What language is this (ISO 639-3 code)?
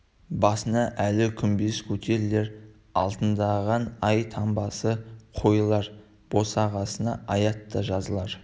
kaz